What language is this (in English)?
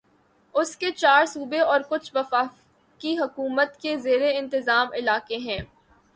Urdu